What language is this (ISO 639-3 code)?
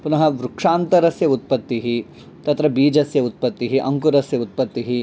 san